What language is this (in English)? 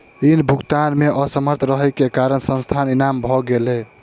Maithili